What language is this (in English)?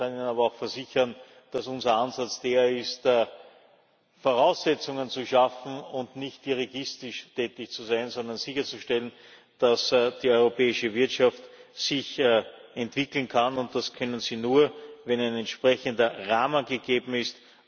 German